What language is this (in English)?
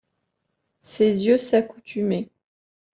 French